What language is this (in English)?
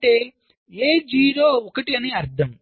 Telugu